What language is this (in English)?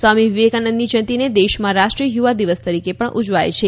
Gujarati